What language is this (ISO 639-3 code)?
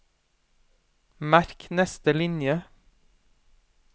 nor